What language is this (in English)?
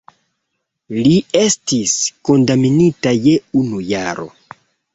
Esperanto